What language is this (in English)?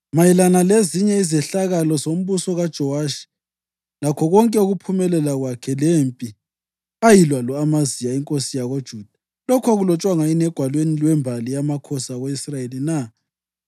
North Ndebele